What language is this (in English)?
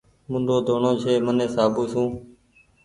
Goaria